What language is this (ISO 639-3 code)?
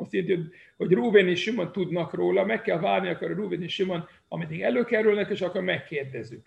hun